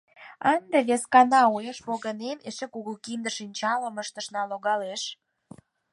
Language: Mari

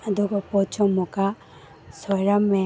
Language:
Manipuri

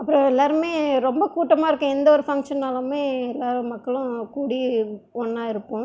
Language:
Tamil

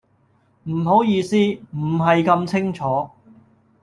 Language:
Cantonese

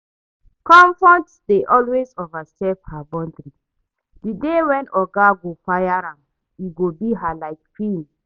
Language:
Nigerian Pidgin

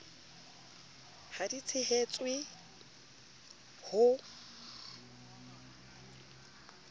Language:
Southern Sotho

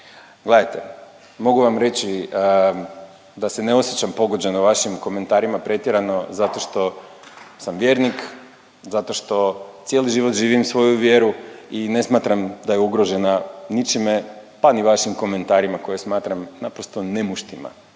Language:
Croatian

